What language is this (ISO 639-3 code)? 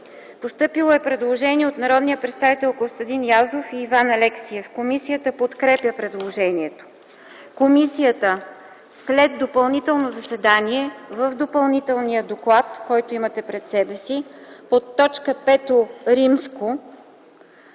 bul